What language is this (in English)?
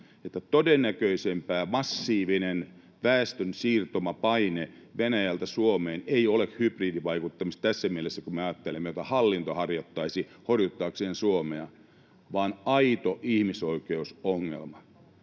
Finnish